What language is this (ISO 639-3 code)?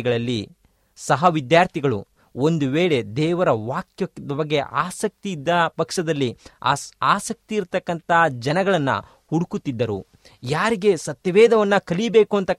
kan